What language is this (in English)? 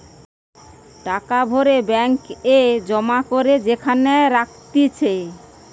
Bangla